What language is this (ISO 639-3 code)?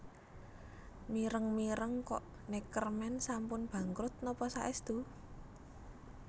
jav